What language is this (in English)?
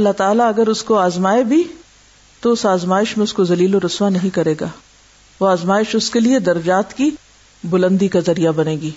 Urdu